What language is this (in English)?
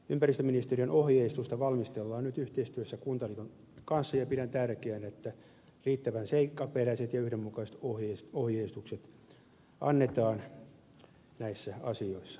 Finnish